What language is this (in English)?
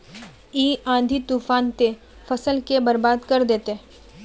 Magahi